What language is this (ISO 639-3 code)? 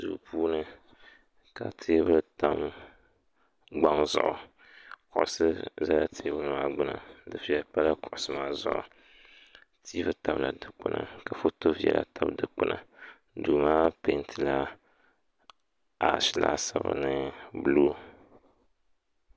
dag